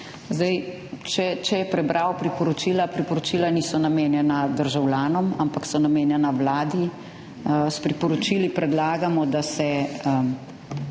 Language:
Slovenian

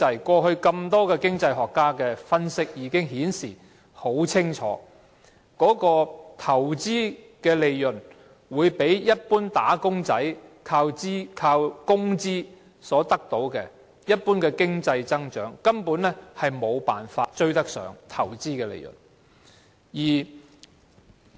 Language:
Cantonese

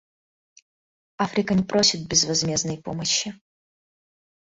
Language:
Russian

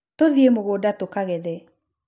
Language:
Kikuyu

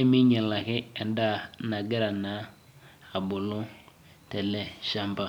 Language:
Masai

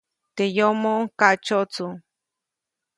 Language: Copainalá Zoque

